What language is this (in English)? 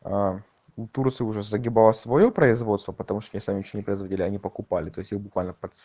Russian